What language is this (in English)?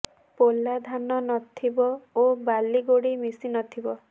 Odia